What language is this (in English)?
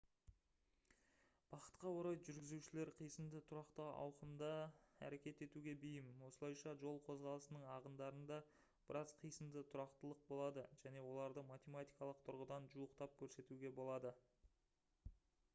Kazakh